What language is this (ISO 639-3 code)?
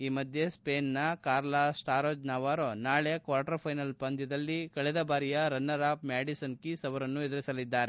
kan